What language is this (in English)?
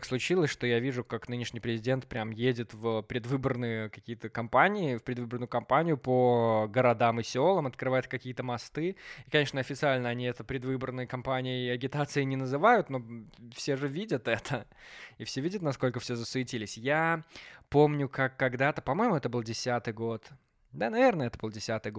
Russian